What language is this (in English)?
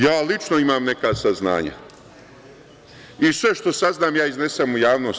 Serbian